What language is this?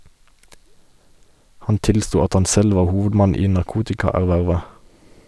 Norwegian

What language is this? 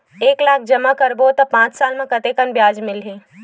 Chhattisgarhi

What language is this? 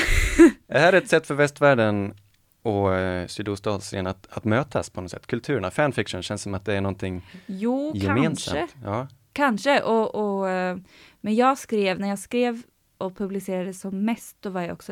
Swedish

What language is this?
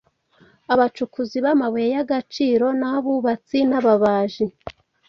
Kinyarwanda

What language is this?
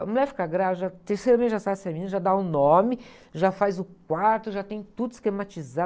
Portuguese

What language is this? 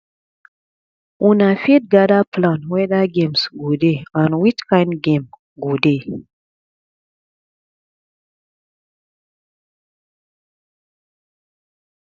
Nigerian Pidgin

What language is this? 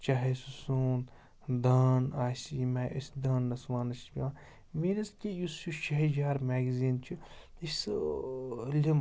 Kashmiri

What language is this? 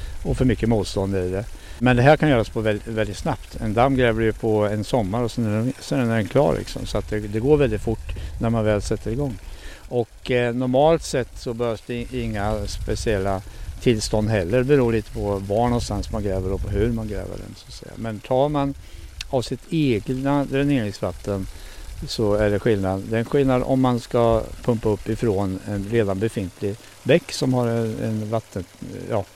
Swedish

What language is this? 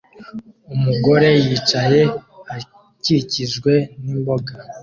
Kinyarwanda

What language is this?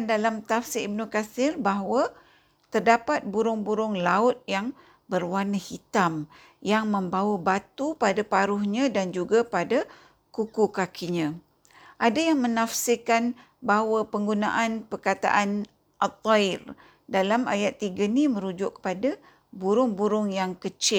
Malay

